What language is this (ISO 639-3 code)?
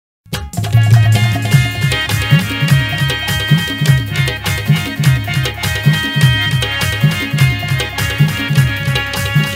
ara